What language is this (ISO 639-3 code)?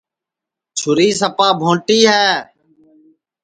ssi